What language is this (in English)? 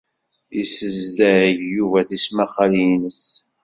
Kabyle